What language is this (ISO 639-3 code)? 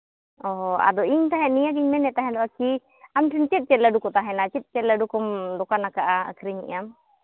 sat